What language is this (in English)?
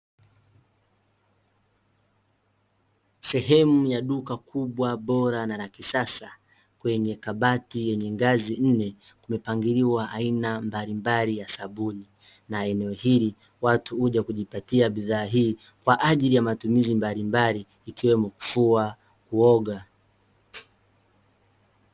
Swahili